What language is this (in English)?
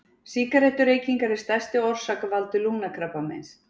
Icelandic